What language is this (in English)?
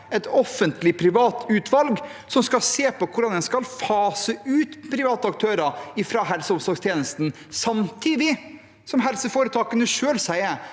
Norwegian